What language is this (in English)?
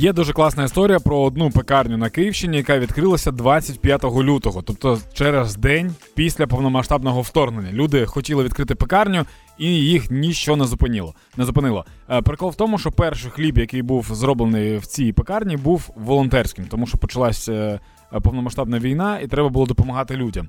Ukrainian